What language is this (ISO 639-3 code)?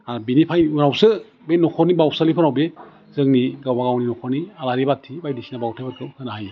brx